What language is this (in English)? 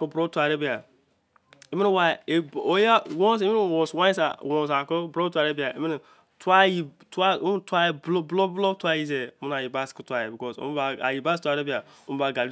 Izon